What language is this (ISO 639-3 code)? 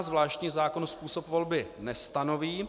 ces